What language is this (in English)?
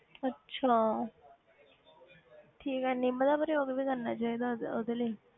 Punjabi